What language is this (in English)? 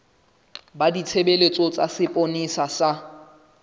Southern Sotho